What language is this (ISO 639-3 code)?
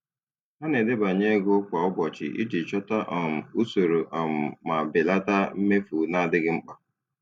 ibo